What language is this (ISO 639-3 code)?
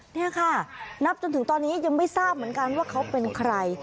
tha